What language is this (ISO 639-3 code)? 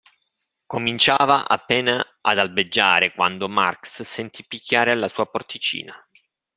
ita